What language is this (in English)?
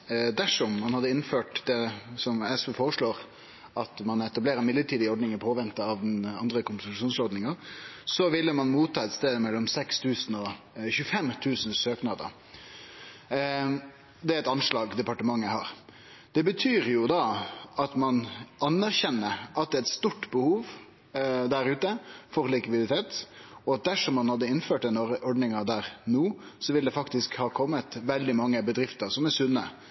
Norwegian Nynorsk